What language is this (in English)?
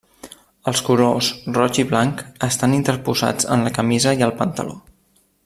Catalan